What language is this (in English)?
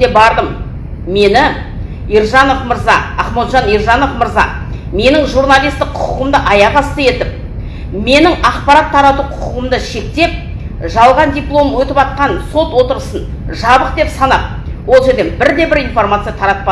Kazakh